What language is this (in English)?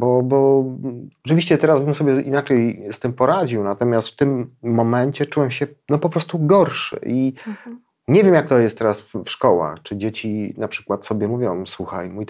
Polish